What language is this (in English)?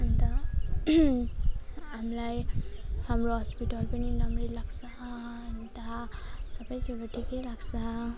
Nepali